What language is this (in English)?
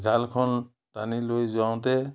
Assamese